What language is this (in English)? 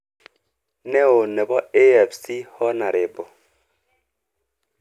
Kalenjin